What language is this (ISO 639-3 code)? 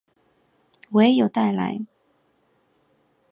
zho